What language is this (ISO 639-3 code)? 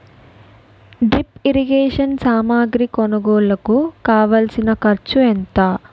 tel